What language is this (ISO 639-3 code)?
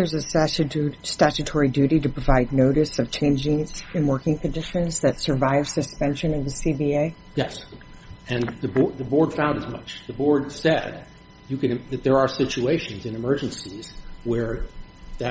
eng